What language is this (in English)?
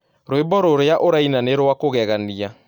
Kikuyu